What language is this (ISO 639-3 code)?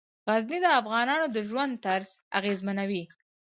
pus